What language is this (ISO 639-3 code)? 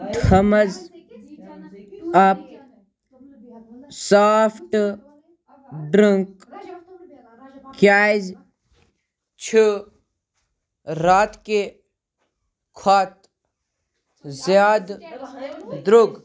kas